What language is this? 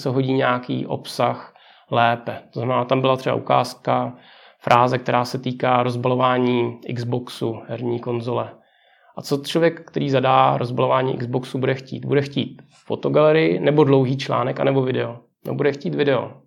Czech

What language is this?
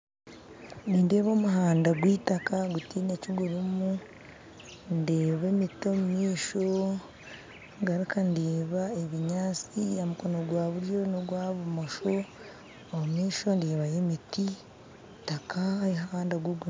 Nyankole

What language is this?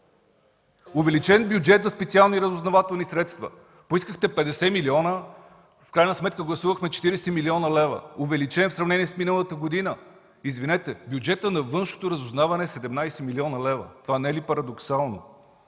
Bulgarian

